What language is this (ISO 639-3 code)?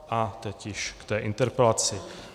ces